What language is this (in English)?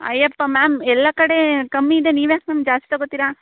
Kannada